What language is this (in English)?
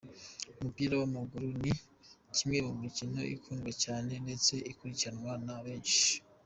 Kinyarwanda